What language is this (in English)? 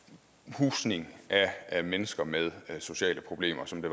Danish